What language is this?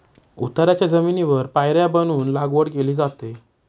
Marathi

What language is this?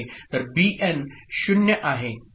Marathi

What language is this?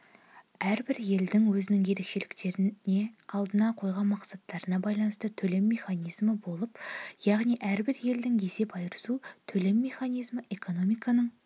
Kazakh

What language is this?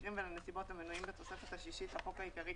Hebrew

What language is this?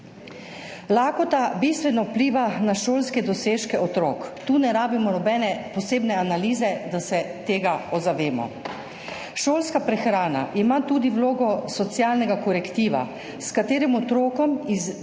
Slovenian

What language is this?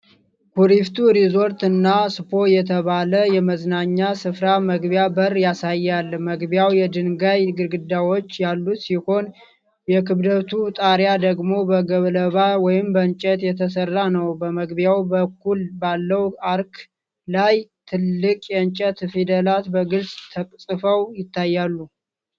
Amharic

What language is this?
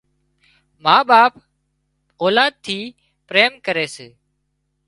Wadiyara Koli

